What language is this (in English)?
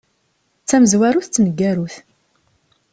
Kabyle